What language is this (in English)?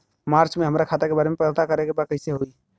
Bhojpuri